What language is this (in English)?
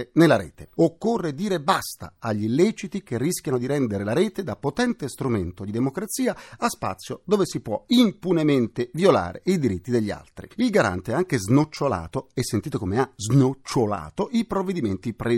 Italian